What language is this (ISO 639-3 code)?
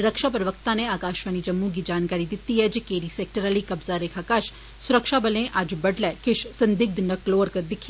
doi